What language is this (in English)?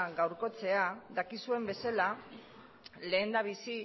Basque